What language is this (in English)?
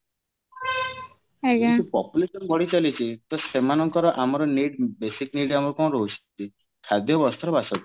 Odia